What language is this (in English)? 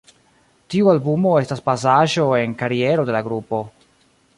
Esperanto